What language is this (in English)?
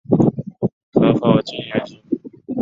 Chinese